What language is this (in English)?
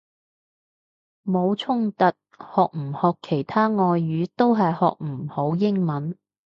Cantonese